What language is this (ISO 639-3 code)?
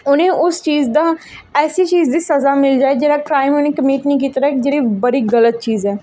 doi